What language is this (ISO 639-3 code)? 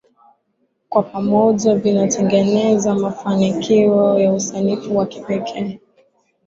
swa